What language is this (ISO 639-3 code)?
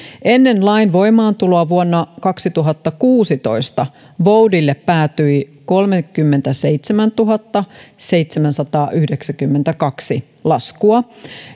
fin